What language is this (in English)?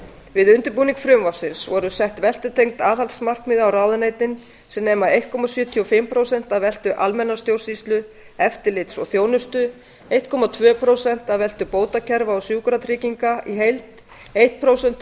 Icelandic